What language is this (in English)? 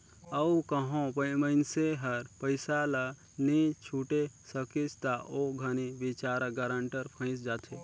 Chhattisgarhi